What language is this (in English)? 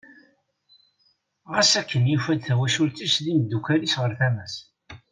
Kabyle